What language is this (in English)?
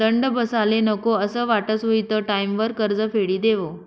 Marathi